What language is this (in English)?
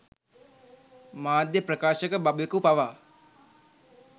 Sinhala